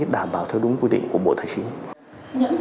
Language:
Vietnamese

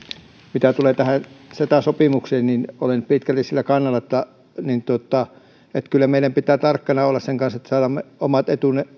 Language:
Finnish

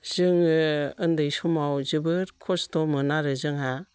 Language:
Bodo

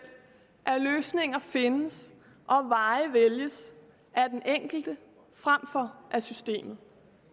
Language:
Danish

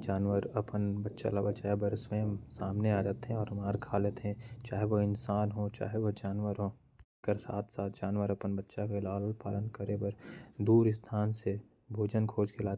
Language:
Korwa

